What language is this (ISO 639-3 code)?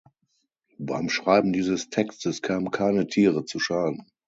deu